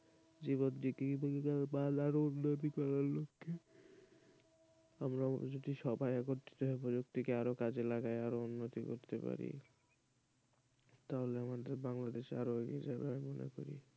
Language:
Bangla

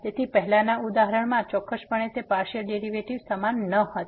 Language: Gujarati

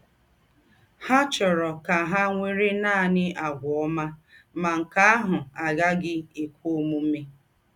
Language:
Igbo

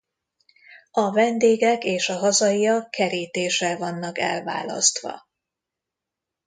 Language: Hungarian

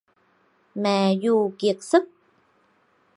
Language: Vietnamese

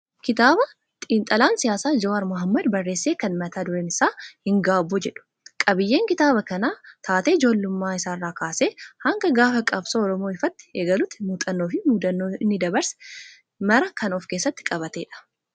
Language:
Oromo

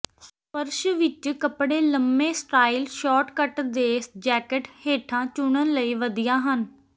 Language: Punjabi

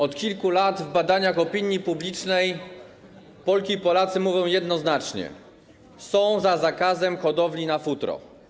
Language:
Polish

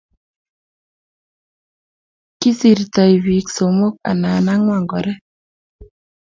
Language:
Kalenjin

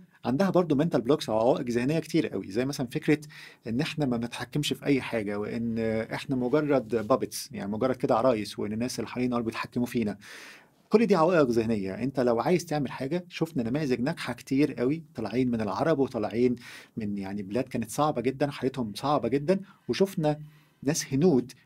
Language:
Arabic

